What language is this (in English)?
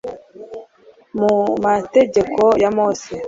Kinyarwanda